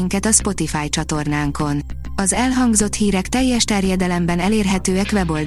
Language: Hungarian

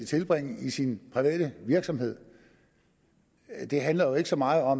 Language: Danish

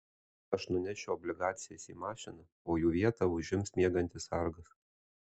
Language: Lithuanian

